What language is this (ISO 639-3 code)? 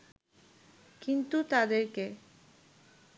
ben